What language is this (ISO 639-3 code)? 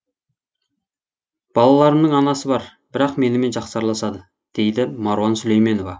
kaz